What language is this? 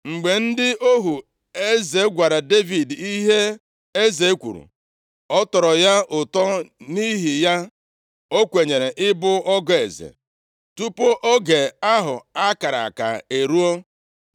Igbo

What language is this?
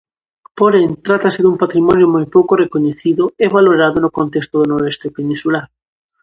Galician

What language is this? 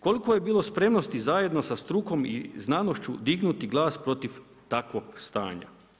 Croatian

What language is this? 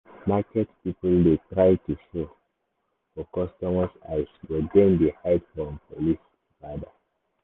Nigerian Pidgin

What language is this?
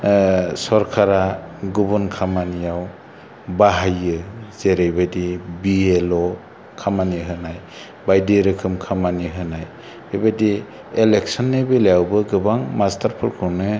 Bodo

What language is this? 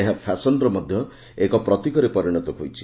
Odia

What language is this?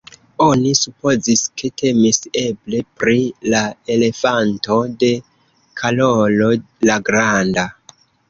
Esperanto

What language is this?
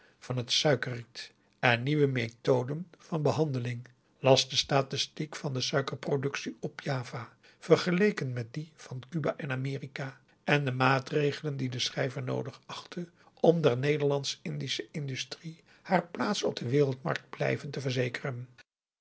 Dutch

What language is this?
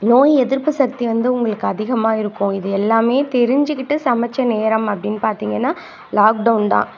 Tamil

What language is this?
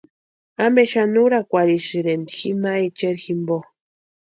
Western Highland Purepecha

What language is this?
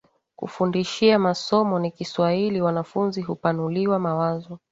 Swahili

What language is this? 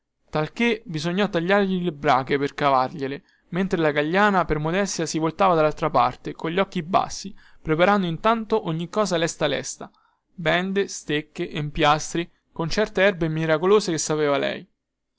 Italian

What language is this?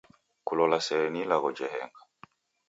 Taita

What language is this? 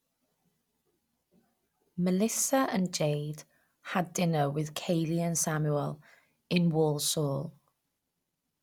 English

